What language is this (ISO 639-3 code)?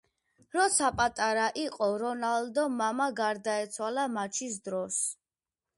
kat